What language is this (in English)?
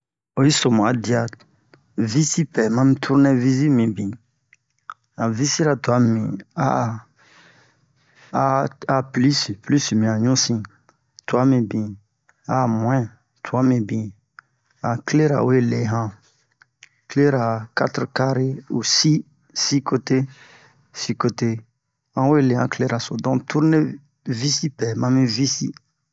Bomu